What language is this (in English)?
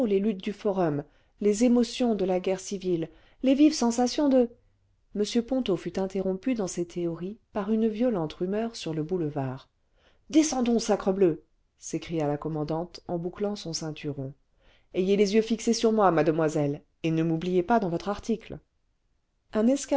French